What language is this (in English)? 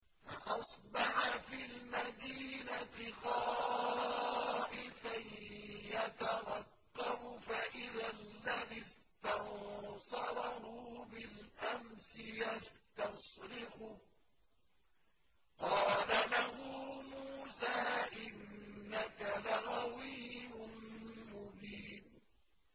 Arabic